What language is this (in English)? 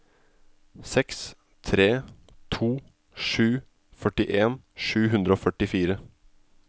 Norwegian